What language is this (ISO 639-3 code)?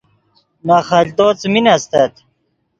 ydg